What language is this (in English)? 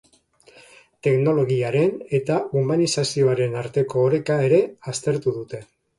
Basque